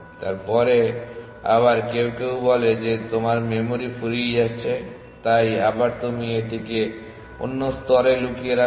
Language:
Bangla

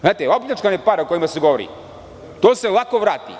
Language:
Serbian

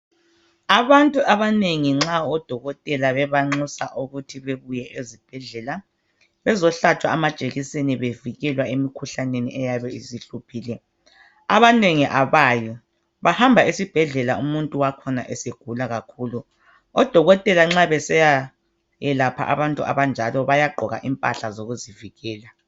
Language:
North Ndebele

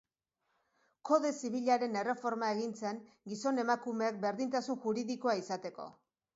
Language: Basque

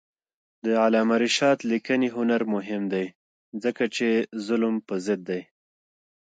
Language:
Pashto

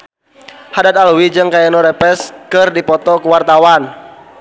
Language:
Sundanese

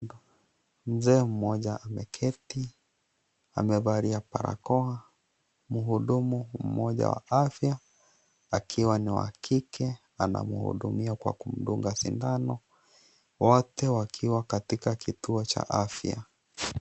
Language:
Swahili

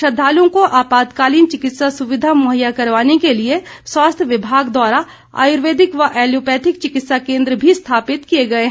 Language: Hindi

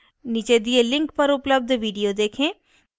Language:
Hindi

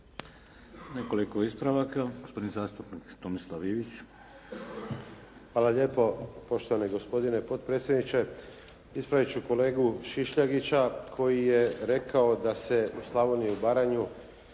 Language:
Croatian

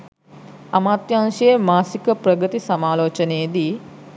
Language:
Sinhala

